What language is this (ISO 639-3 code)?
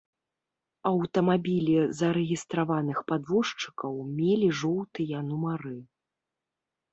bel